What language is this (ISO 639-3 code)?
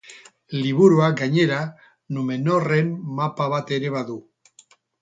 eus